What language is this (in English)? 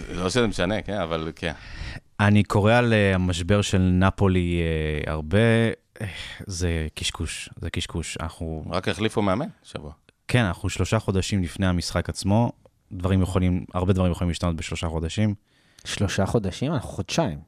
Hebrew